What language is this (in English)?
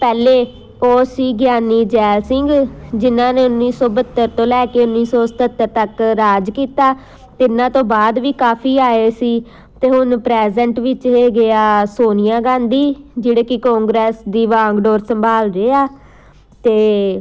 Punjabi